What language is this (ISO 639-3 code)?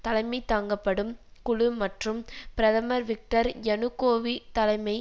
tam